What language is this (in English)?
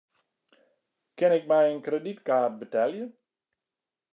Western Frisian